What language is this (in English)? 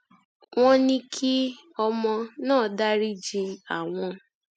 Yoruba